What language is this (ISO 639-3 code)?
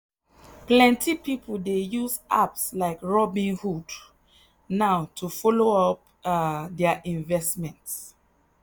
pcm